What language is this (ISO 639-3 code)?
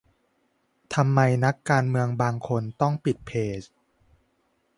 tha